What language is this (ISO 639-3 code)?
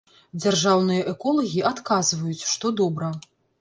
bel